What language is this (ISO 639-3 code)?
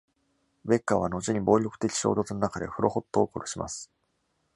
jpn